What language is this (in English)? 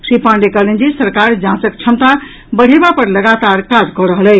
Maithili